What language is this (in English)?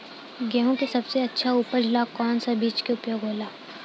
Bhojpuri